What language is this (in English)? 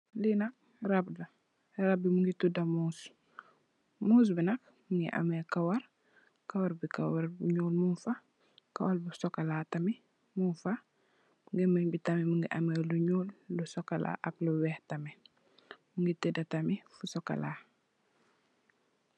Wolof